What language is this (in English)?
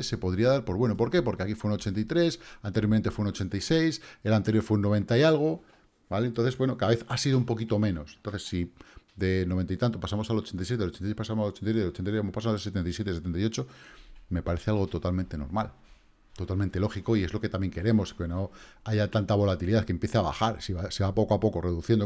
Spanish